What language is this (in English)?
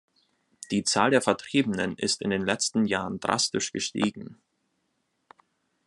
German